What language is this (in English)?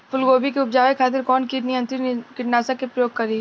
Bhojpuri